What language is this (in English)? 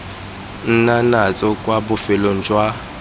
Tswana